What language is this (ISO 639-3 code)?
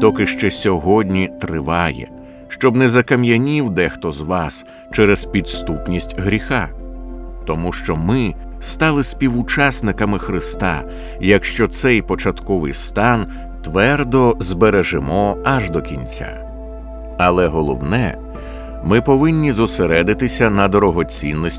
ukr